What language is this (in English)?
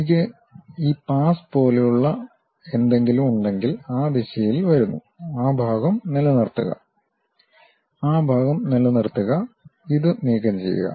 Malayalam